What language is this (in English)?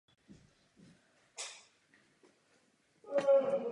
Czech